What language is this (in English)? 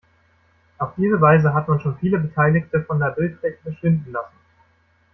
German